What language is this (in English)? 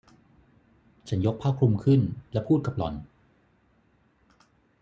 Thai